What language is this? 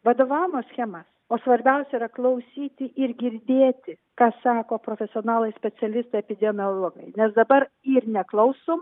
Lithuanian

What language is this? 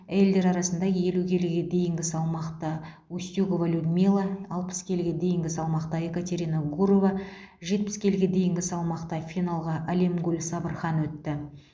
Kazakh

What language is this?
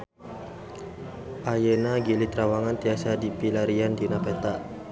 Sundanese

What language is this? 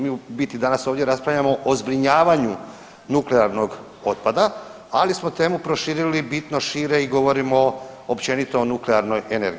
Croatian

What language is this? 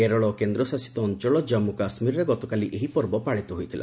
Odia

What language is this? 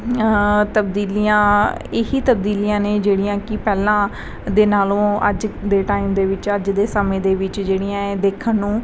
Punjabi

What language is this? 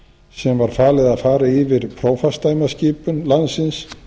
Icelandic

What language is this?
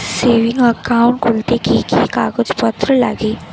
Bangla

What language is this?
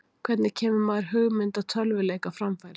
Icelandic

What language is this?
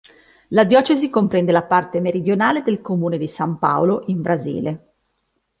Italian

